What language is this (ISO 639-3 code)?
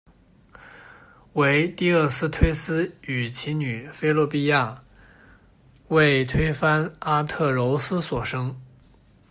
zho